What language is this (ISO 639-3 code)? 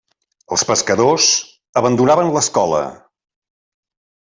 cat